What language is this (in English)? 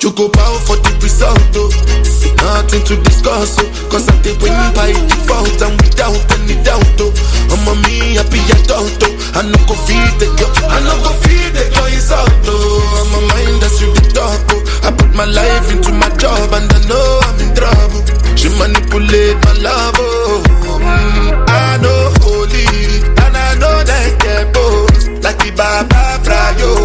Swahili